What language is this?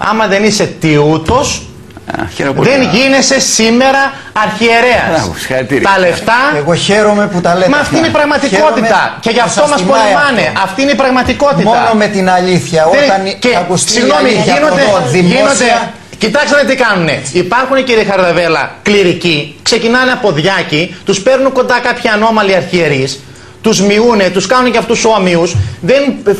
Greek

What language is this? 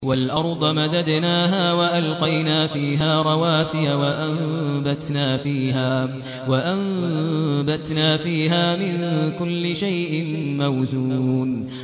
Arabic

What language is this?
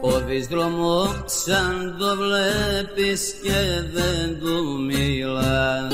Greek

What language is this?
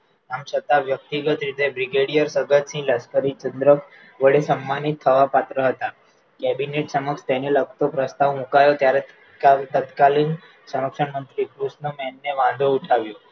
Gujarati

